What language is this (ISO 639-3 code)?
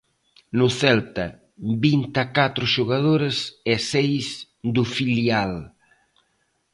glg